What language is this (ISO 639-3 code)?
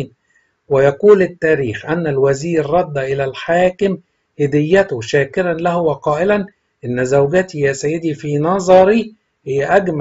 ara